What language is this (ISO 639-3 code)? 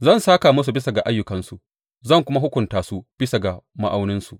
hau